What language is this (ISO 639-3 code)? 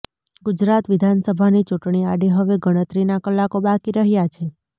guj